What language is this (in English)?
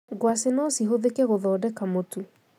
Kikuyu